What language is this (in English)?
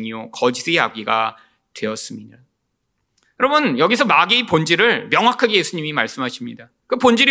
Korean